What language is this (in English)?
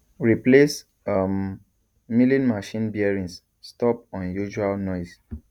Nigerian Pidgin